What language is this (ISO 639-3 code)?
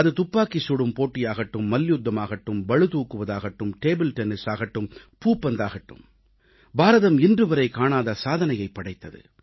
tam